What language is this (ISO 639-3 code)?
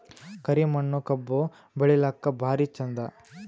kan